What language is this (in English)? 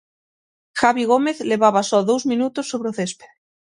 Galician